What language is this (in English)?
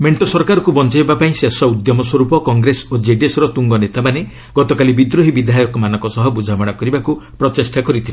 Odia